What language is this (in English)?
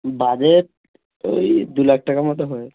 Bangla